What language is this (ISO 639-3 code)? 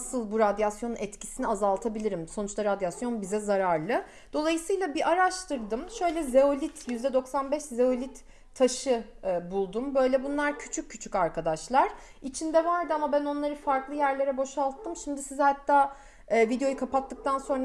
tur